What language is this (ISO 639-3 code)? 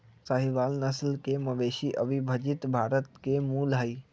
mag